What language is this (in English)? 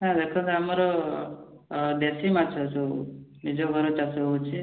Odia